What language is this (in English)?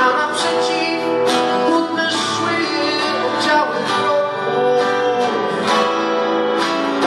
Polish